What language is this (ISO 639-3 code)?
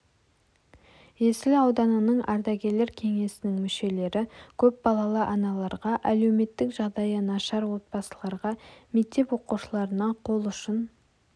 kaz